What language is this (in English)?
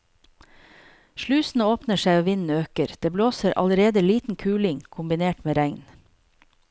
Norwegian